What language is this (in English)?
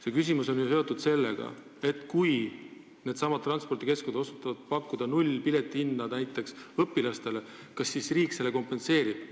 Estonian